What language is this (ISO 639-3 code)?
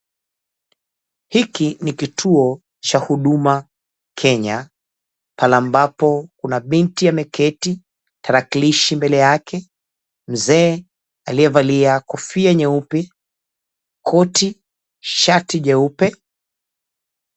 swa